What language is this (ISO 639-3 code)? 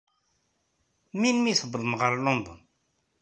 kab